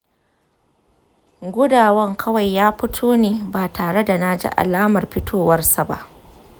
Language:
Hausa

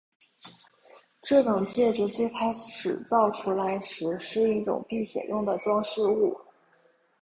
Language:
Chinese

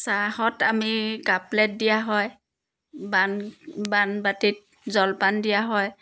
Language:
Assamese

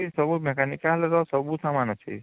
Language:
Odia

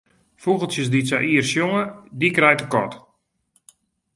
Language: Western Frisian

